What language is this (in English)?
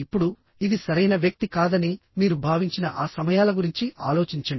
Telugu